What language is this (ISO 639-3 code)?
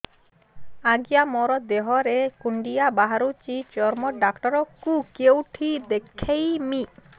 ori